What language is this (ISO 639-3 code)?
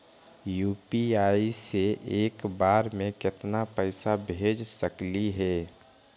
mag